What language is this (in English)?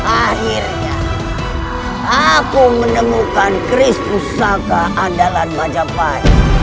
Indonesian